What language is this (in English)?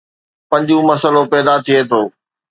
Sindhi